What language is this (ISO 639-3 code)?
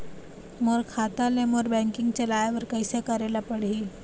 hne